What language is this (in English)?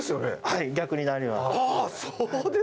Japanese